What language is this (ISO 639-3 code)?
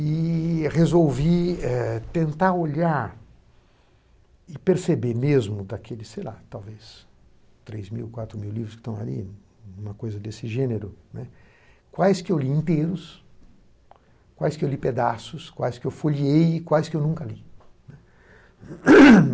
por